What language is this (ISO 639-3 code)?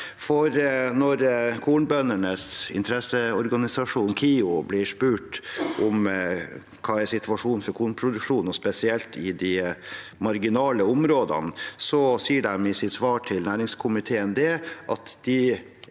nor